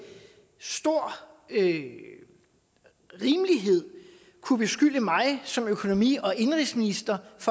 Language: Danish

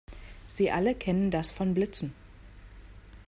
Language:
German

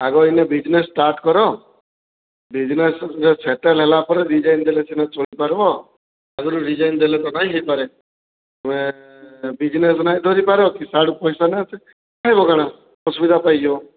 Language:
Odia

